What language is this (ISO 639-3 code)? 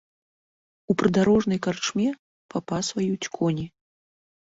bel